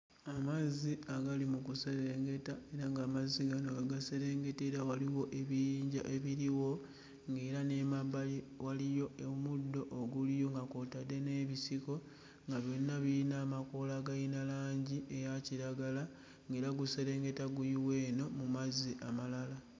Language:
Ganda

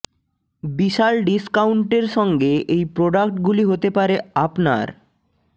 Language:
Bangla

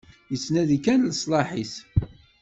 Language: Kabyle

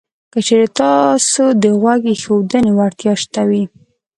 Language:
Pashto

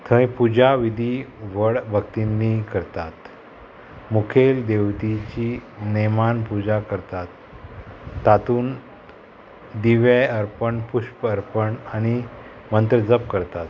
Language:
Konkani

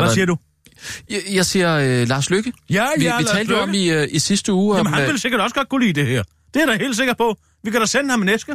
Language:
Danish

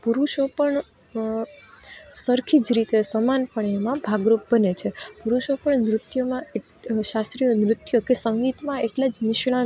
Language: Gujarati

